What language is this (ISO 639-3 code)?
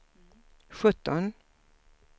swe